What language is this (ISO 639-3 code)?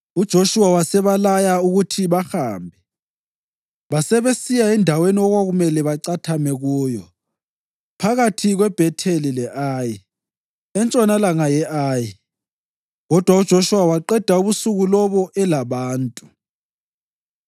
nde